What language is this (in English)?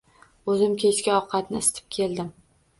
Uzbek